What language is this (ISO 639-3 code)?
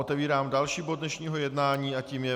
ces